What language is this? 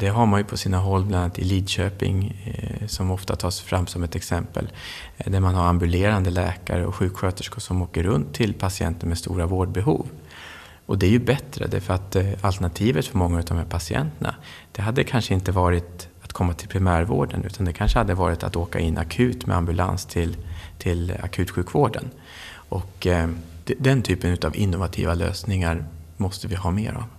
Swedish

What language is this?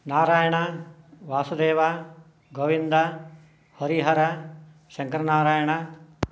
Sanskrit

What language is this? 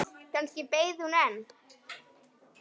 Icelandic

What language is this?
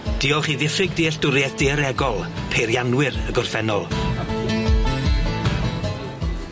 Welsh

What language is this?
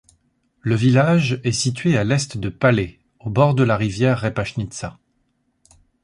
French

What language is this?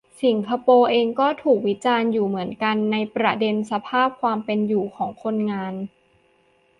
Thai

